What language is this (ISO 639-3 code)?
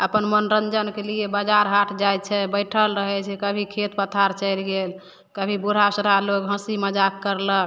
mai